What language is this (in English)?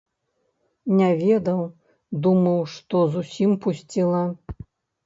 Belarusian